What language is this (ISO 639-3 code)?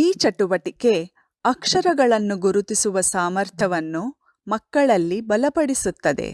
kan